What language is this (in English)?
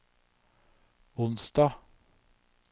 Norwegian